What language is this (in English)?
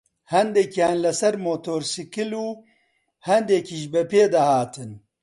Central Kurdish